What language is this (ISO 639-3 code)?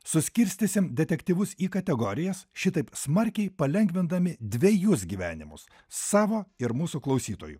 lit